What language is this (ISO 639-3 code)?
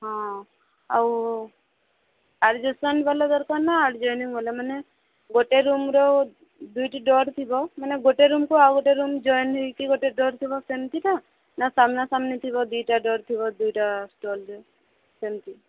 ori